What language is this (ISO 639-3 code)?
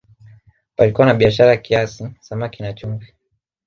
swa